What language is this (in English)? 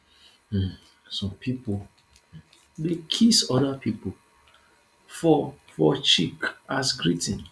Nigerian Pidgin